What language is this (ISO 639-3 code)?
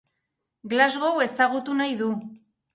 eus